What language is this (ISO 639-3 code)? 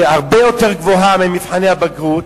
heb